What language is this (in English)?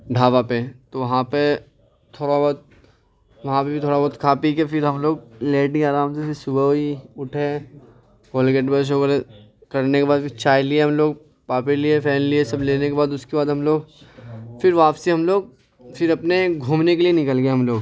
Urdu